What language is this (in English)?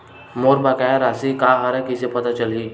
Chhattisgarhi